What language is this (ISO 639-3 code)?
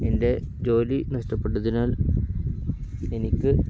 mal